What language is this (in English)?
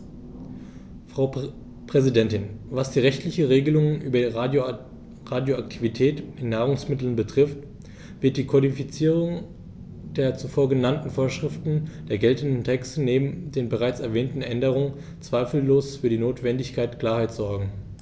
German